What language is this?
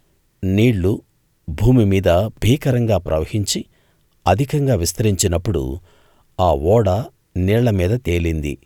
Telugu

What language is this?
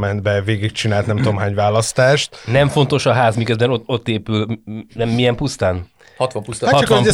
Hungarian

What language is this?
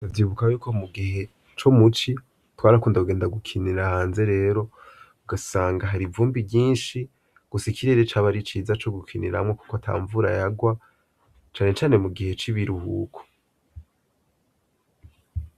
Rundi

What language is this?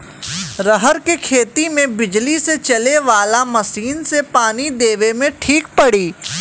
Bhojpuri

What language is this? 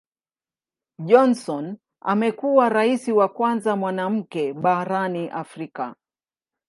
Swahili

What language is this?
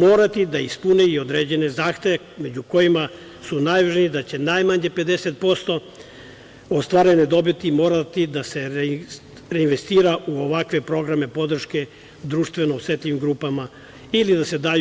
Serbian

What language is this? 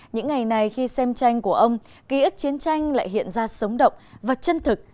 Vietnamese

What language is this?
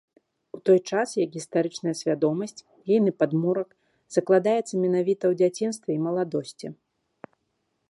Belarusian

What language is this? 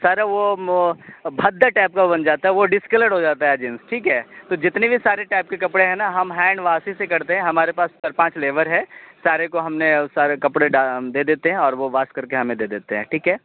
Urdu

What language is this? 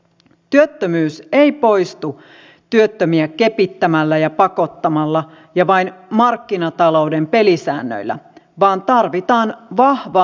Finnish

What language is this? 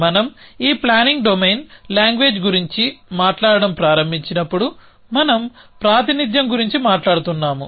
Telugu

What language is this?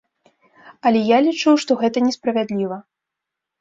Belarusian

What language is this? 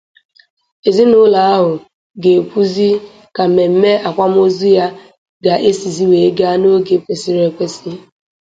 Igbo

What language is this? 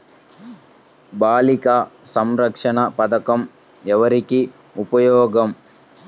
Telugu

